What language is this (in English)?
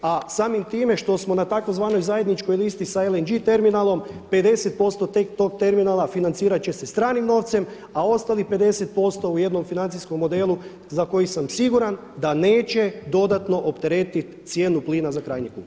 Croatian